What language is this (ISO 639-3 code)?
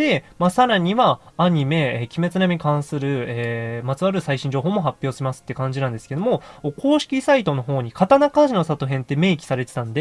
jpn